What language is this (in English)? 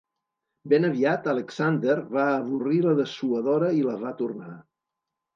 Catalan